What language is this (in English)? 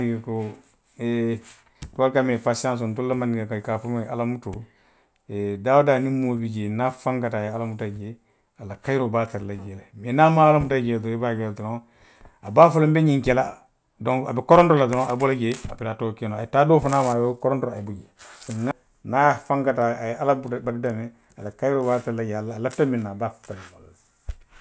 Western Maninkakan